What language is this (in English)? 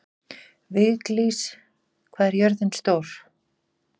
Icelandic